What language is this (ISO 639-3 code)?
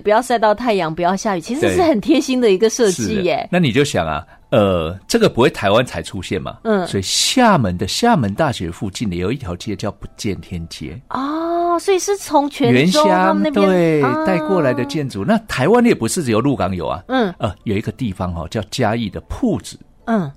zho